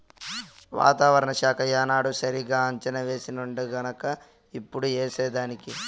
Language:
Telugu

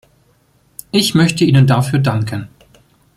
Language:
German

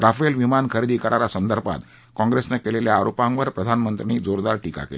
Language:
Marathi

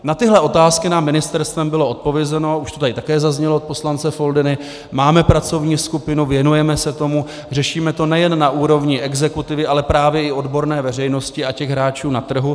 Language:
Czech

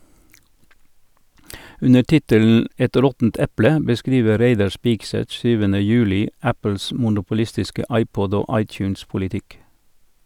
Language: Norwegian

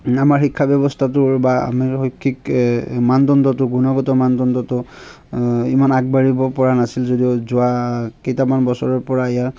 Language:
Assamese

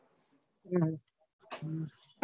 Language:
Gujarati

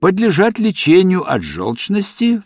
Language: Russian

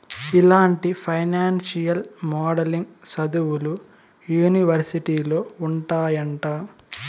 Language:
Telugu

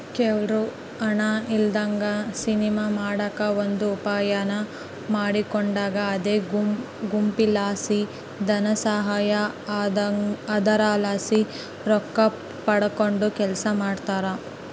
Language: Kannada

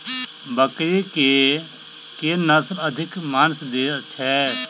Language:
Maithili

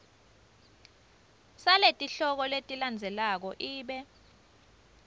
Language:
Swati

